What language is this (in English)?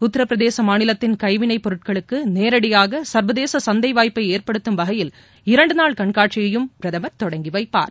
Tamil